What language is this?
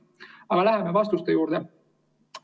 Estonian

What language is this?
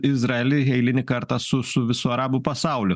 Lithuanian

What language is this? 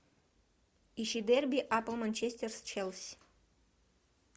Russian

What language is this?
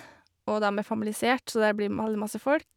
Norwegian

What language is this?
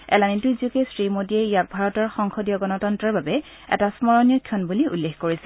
Assamese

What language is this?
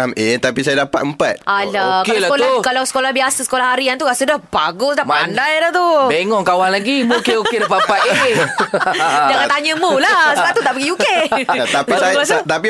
Malay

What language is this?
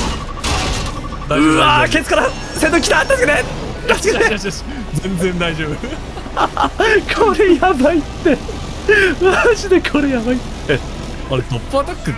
Japanese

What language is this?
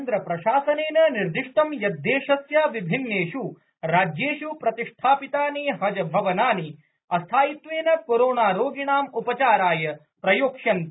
Sanskrit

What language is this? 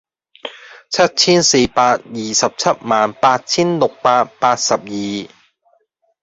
Cantonese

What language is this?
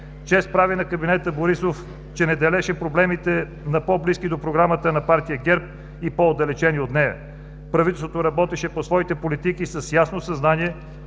Bulgarian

